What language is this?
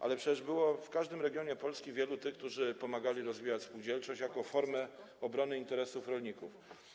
Polish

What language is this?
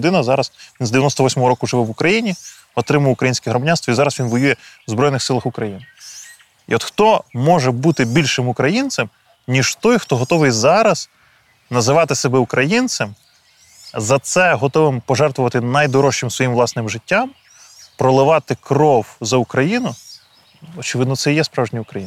Ukrainian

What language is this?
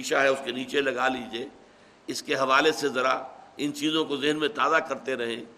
Urdu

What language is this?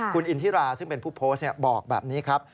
Thai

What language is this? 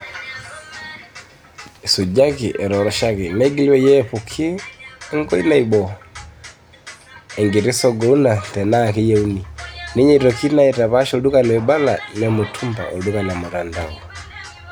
Masai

